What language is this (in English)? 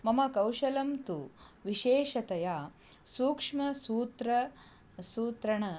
Sanskrit